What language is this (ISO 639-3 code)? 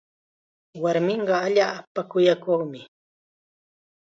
qxa